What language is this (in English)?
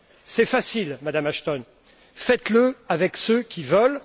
French